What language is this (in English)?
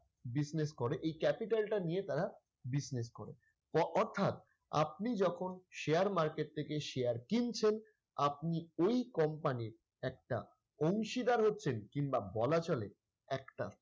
Bangla